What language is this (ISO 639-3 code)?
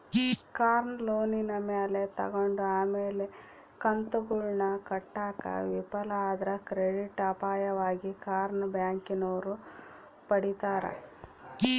kan